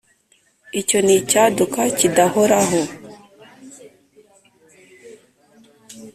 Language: Kinyarwanda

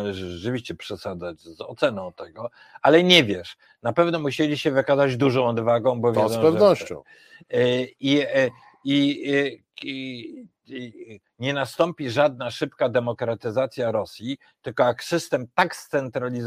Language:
Polish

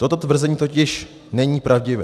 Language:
Czech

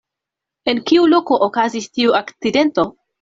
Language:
Esperanto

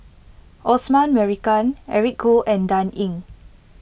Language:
English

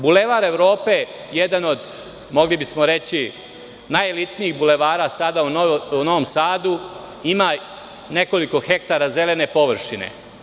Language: Serbian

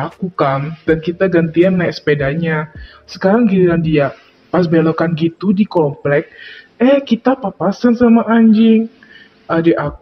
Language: Indonesian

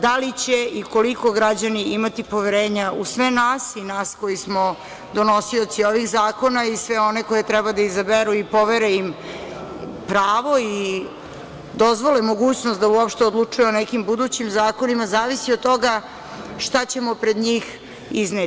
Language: Serbian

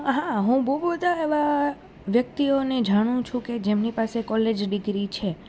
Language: Gujarati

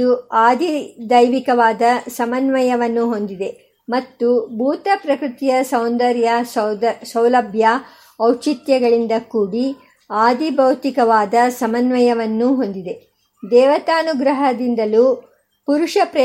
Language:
Kannada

